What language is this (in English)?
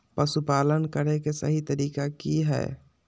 Magahi